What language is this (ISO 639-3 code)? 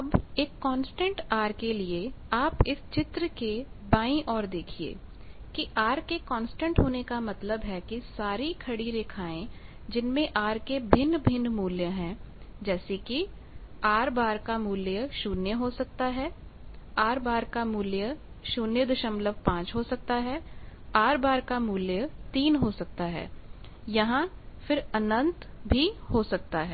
hin